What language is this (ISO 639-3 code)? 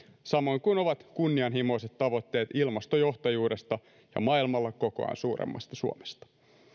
fin